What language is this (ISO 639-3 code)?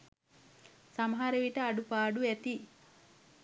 sin